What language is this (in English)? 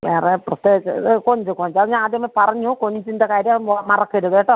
Malayalam